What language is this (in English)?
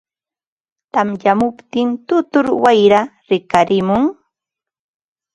Ambo-Pasco Quechua